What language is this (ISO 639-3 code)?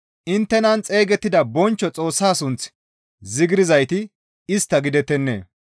gmv